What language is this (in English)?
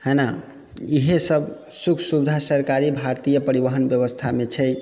Maithili